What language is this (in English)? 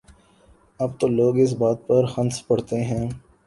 Urdu